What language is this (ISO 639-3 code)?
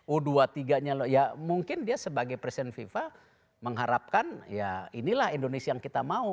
ind